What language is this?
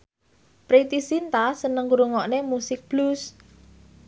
Javanese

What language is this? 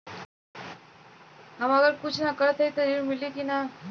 Bhojpuri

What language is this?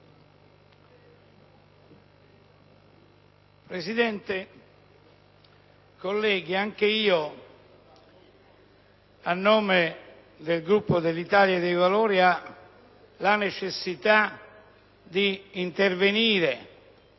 Italian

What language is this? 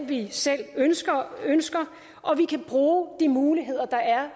Danish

